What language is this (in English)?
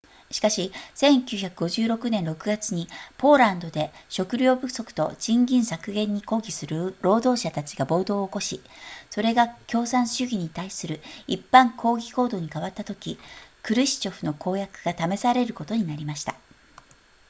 Japanese